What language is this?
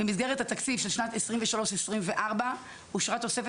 Hebrew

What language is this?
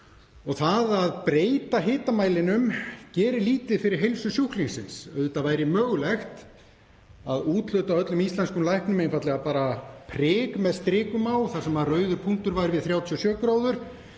Icelandic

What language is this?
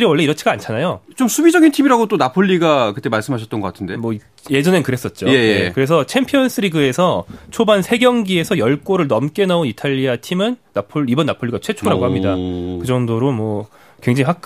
Korean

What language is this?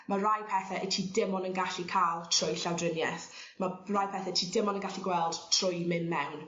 Welsh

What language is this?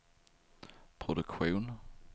Swedish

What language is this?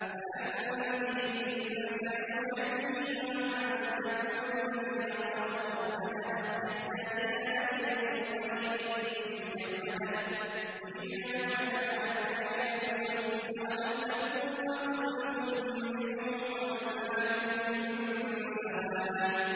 Arabic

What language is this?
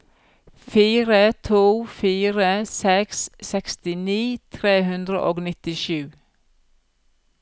Norwegian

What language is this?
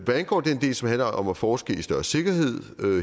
Danish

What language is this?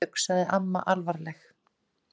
Icelandic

